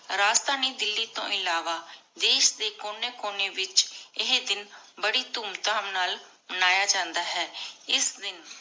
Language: Punjabi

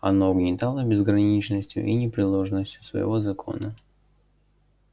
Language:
Russian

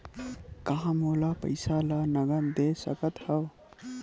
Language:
Chhattisgarhi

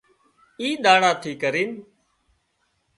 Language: Wadiyara Koli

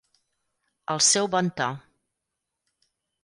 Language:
Catalan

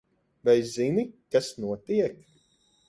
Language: Latvian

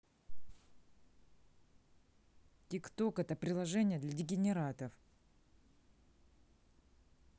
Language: Russian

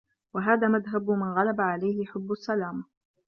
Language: Arabic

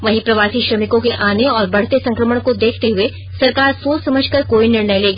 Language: Hindi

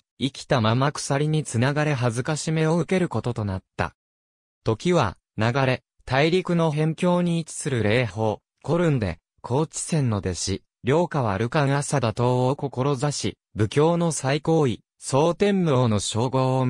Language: Japanese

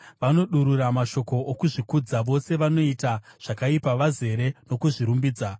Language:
Shona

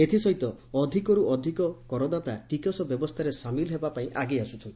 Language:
Odia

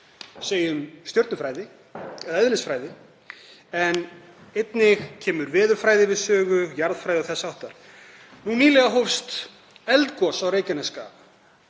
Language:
Icelandic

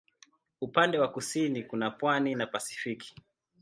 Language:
Swahili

